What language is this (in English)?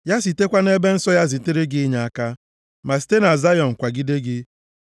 Igbo